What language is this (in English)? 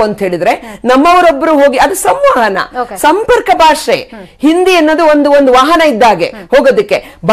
Kannada